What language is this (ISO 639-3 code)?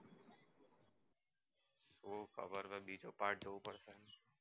guj